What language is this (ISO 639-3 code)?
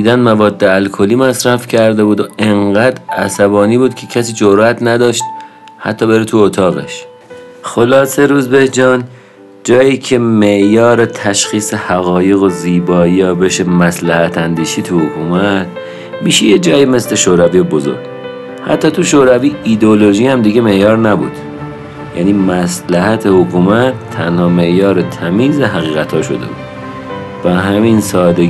fas